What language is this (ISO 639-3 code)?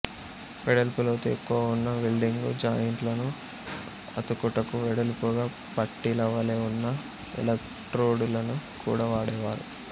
tel